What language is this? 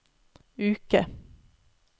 Norwegian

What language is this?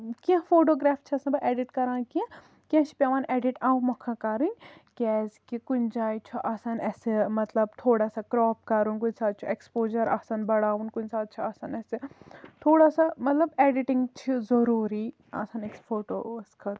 Kashmiri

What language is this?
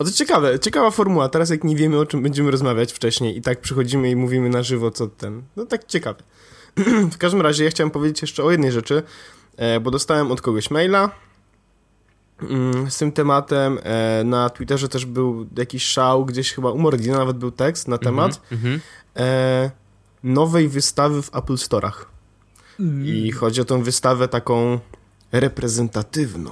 Polish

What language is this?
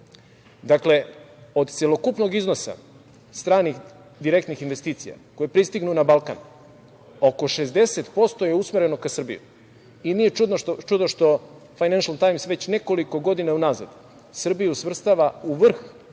Serbian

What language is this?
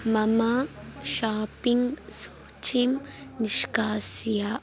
Sanskrit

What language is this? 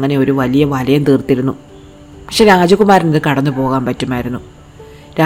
Malayalam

